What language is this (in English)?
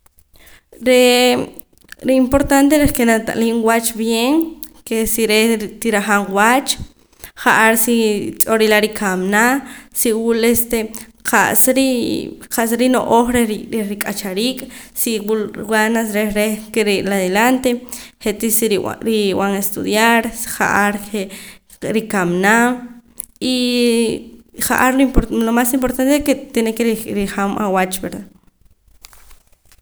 Poqomam